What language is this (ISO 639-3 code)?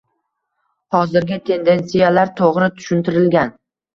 uzb